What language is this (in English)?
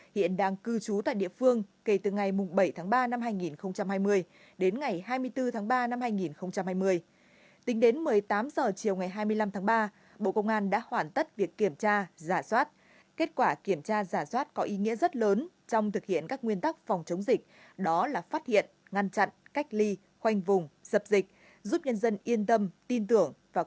Vietnamese